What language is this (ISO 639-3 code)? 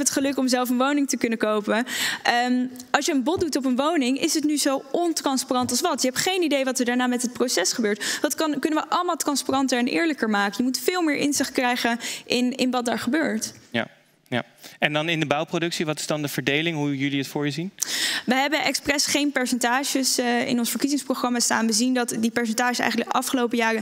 nld